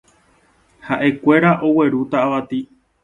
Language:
Guarani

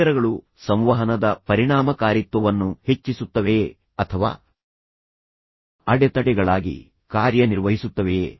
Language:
Kannada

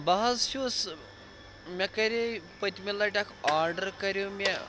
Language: Kashmiri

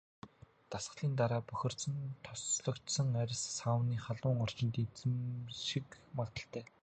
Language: Mongolian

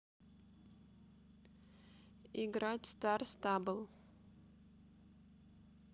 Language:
Russian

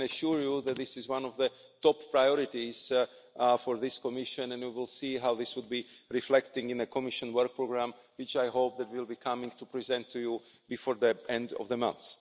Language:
English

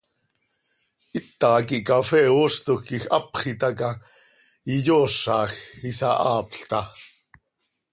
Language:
Seri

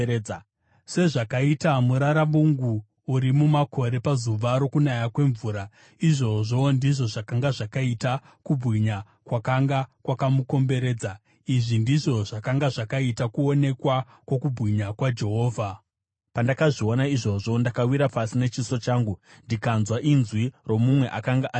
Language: Shona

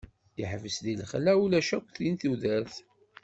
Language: Kabyle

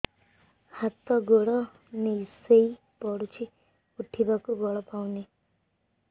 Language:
Odia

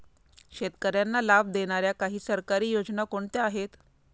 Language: Marathi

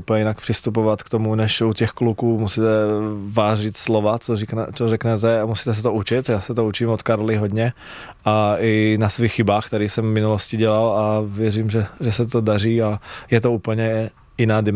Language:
Czech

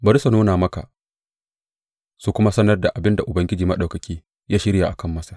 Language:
Hausa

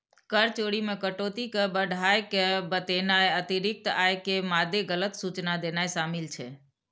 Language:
Maithili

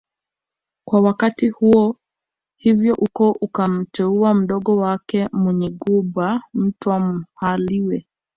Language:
Swahili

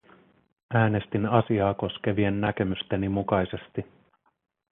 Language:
Finnish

